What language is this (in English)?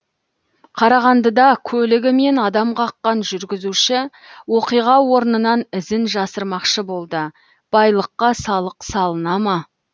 Kazakh